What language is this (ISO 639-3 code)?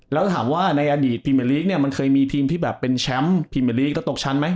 tha